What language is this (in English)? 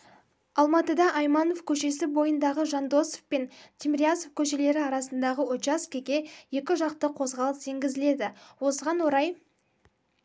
Kazakh